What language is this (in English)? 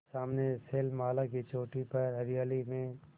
Hindi